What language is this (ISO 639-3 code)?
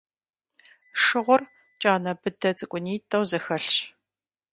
kbd